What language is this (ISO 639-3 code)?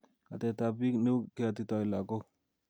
kln